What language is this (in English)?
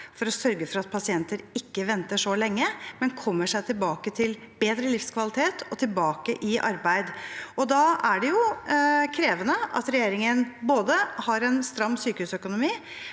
Norwegian